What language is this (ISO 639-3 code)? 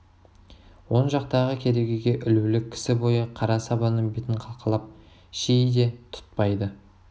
kaz